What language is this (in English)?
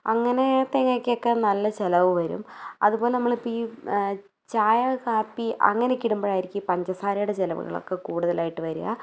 Malayalam